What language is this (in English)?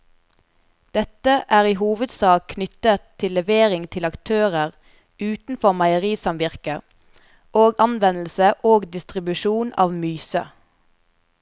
Norwegian